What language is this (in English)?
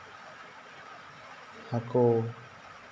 Santali